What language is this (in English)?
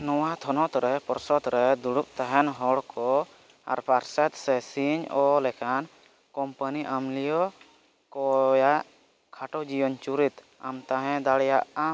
Santali